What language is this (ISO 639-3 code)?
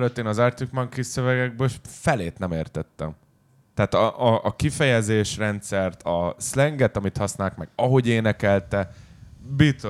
hun